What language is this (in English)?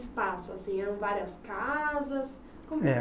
Portuguese